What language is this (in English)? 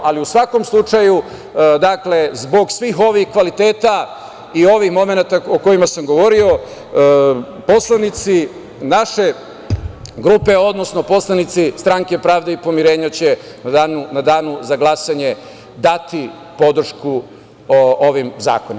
Serbian